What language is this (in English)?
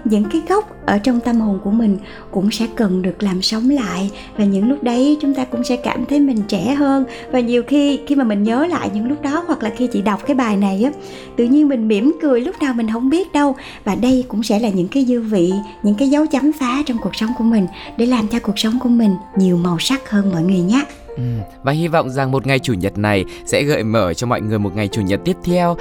Vietnamese